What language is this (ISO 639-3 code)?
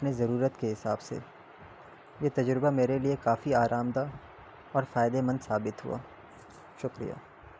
urd